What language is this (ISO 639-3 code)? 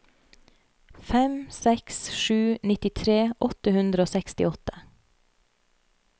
nor